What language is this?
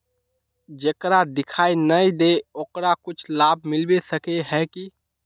Magahi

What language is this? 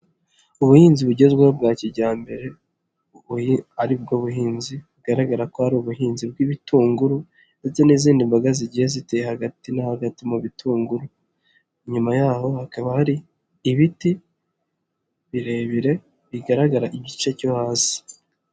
Kinyarwanda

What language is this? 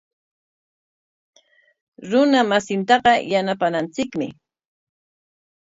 Corongo Ancash Quechua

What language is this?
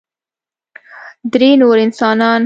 Pashto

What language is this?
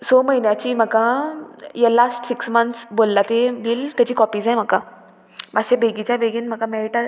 Konkani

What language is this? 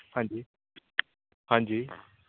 Punjabi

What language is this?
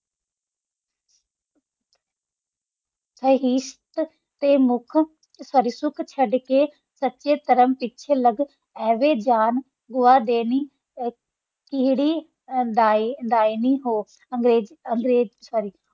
Punjabi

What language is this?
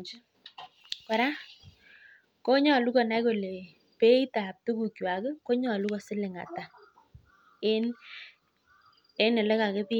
Kalenjin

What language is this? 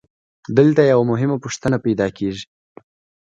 Pashto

